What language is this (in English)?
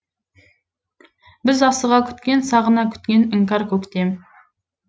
Kazakh